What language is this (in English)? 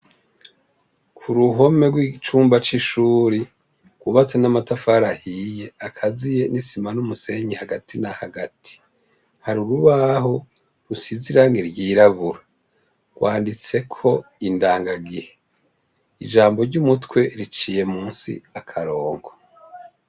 Rundi